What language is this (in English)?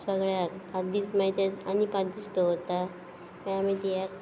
Konkani